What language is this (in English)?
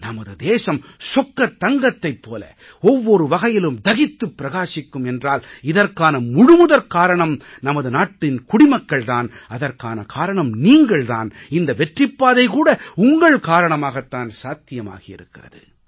Tamil